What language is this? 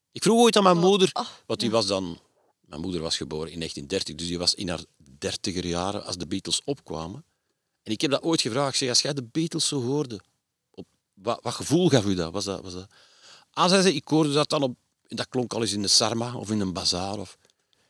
Dutch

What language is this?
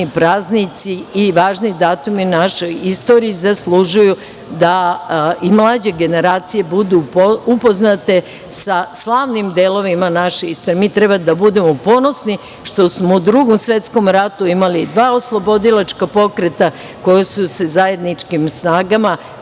Serbian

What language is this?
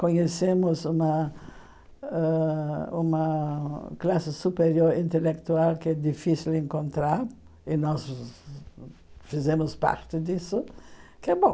Portuguese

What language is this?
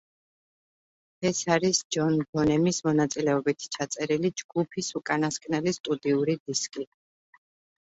Georgian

